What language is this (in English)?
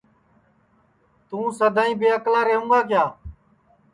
Sansi